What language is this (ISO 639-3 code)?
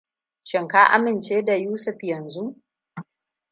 hau